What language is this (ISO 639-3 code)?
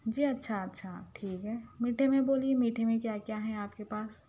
urd